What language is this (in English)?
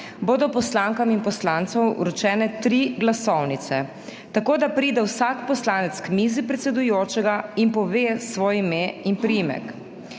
Slovenian